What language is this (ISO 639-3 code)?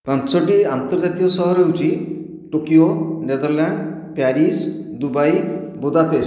ori